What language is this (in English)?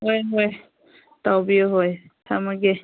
Manipuri